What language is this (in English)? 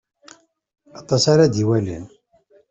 Kabyle